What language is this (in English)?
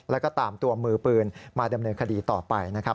Thai